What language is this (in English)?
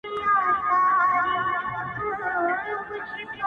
Pashto